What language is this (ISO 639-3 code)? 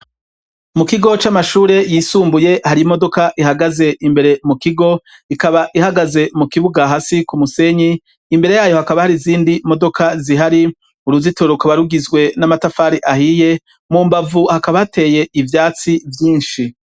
run